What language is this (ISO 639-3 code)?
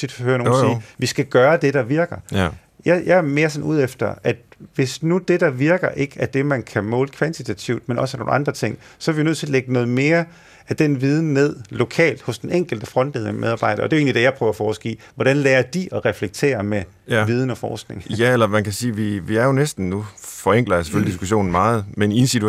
dan